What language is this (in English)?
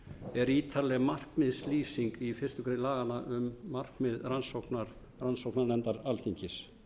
Icelandic